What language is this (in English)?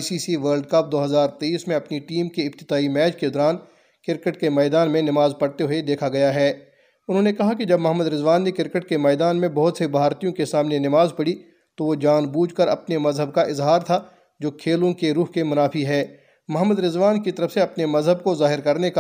Urdu